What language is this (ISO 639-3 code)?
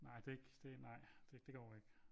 dan